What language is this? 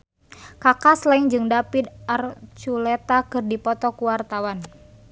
Sundanese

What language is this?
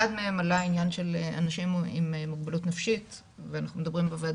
Hebrew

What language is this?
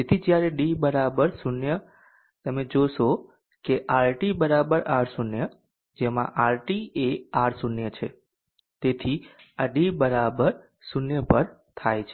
Gujarati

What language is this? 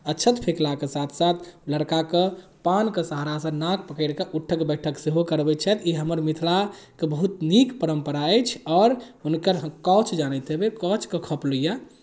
Maithili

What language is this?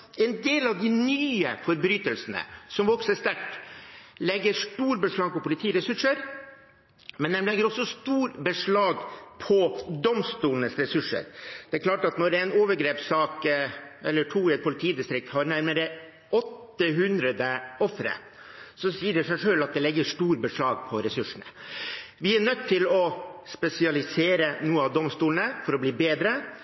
Norwegian Bokmål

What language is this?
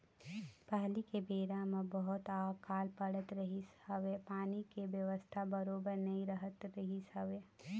Chhattisgarhi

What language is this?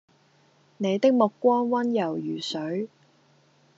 Cantonese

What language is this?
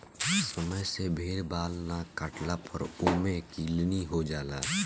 Bhojpuri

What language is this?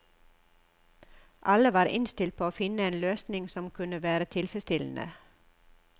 Norwegian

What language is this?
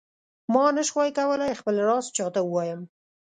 Pashto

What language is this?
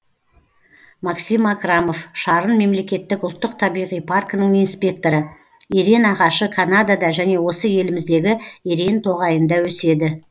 Kazakh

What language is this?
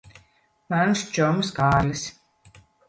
Latvian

